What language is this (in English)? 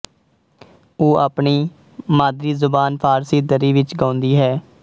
Punjabi